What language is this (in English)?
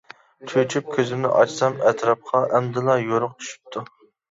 Uyghur